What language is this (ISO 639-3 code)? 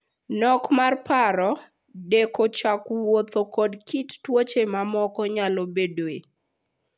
luo